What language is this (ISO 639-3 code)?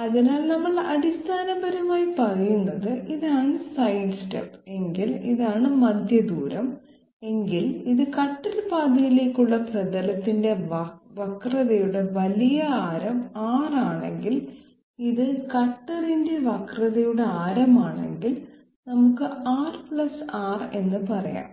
mal